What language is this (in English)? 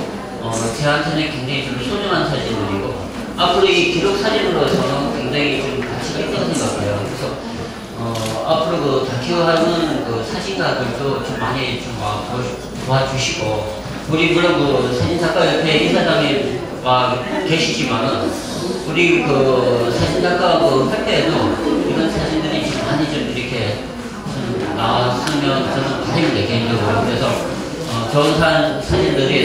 Korean